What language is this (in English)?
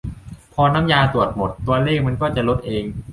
Thai